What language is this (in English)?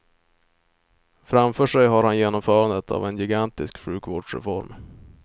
Swedish